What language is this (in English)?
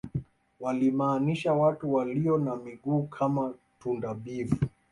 Swahili